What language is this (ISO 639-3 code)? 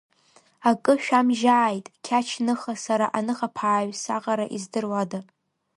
abk